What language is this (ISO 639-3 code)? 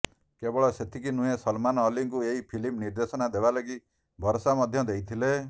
ori